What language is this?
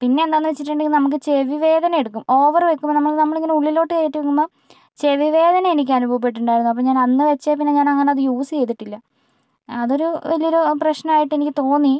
Malayalam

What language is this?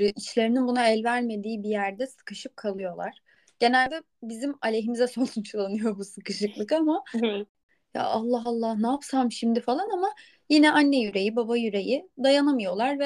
Turkish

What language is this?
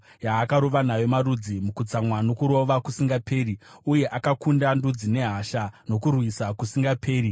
Shona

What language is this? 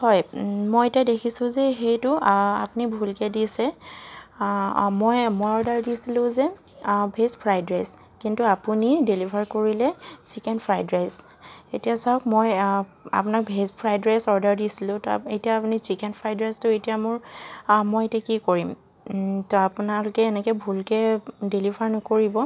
Assamese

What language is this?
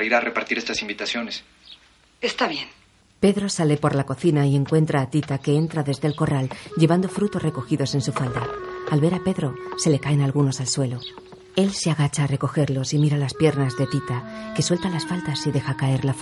Spanish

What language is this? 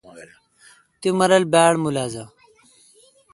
Kalkoti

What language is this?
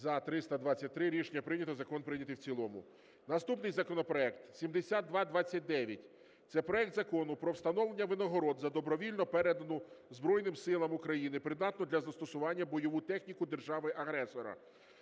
Ukrainian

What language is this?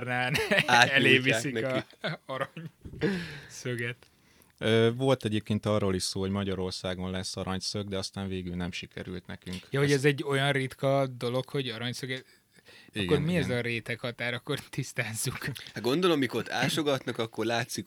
Hungarian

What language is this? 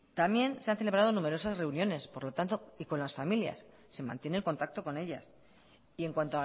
Spanish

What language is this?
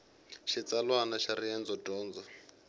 Tsonga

